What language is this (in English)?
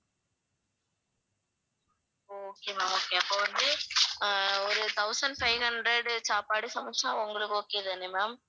Tamil